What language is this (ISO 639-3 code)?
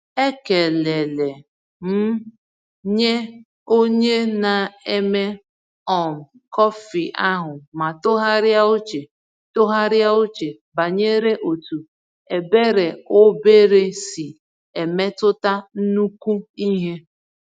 ibo